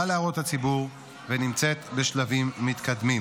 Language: Hebrew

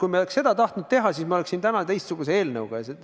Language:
Estonian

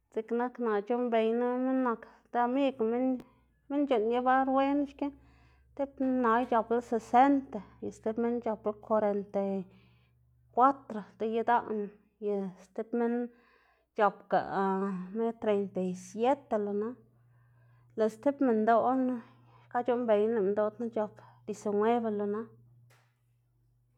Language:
Xanaguía Zapotec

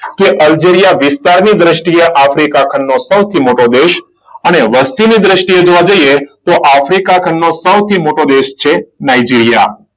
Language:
Gujarati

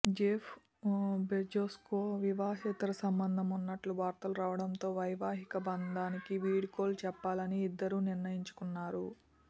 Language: Telugu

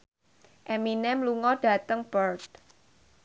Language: Javanese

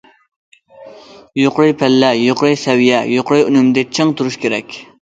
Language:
Uyghur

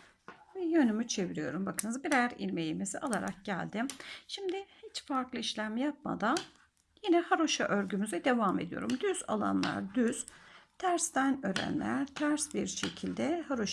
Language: Turkish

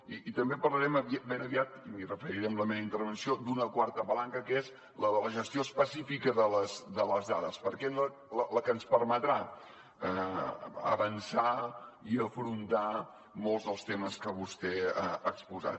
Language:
Catalan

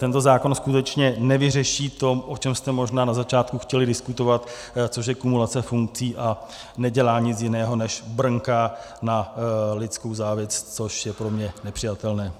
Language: Czech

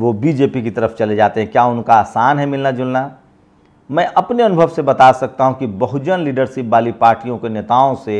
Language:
Hindi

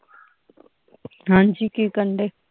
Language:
Punjabi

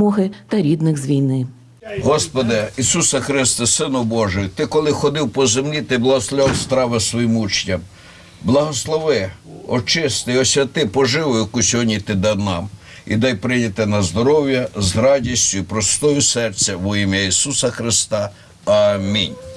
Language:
Ukrainian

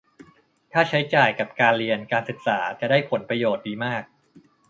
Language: Thai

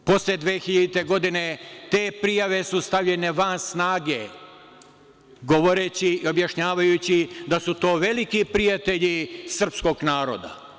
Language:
Serbian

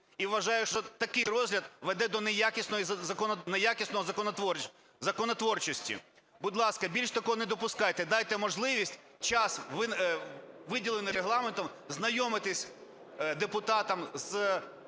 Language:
Ukrainian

